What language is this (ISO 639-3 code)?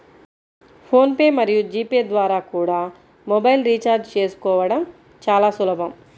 tel